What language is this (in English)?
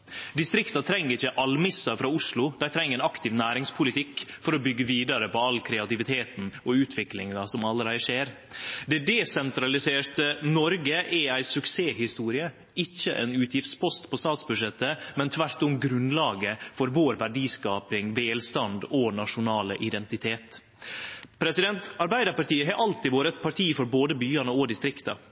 Norwegian Nynorsk